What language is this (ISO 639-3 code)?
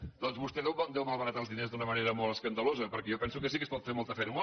cat